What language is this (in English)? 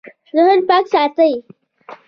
Pashto